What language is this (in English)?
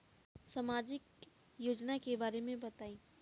Bhojpuri